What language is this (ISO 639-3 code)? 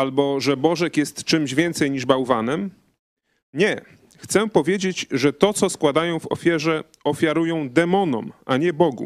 pol